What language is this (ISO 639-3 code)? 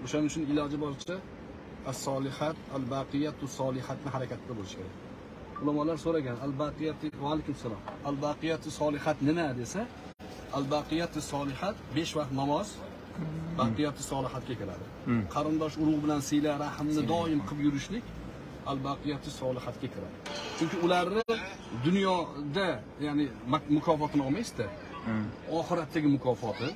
tur